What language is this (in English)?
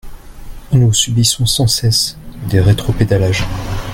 French